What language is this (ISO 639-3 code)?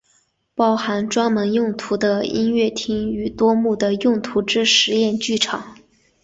zho